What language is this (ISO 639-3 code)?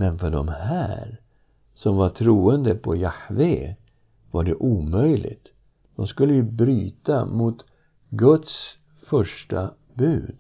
swe